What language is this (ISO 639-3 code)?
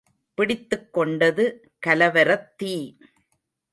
tam